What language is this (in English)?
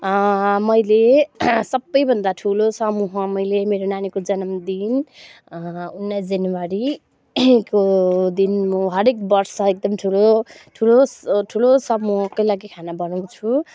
Nepali